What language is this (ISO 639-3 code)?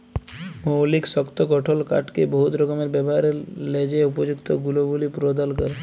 ben